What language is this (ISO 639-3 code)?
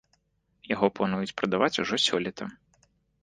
bel